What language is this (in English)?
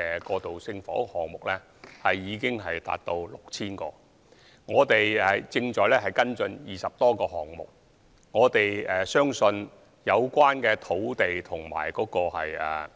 Cantonese